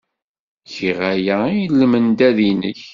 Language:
Kabyle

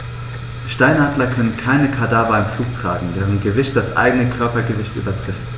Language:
German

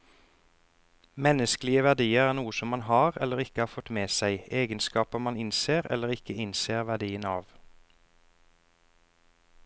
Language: Norwegian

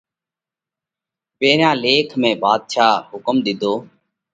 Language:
Parkari Koli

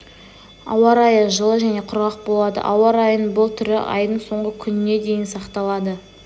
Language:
Kazakh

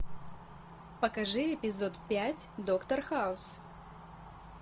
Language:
Russian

